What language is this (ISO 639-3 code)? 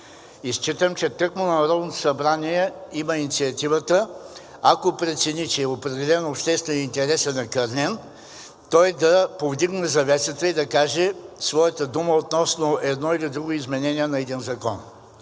bul